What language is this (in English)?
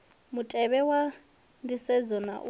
Venda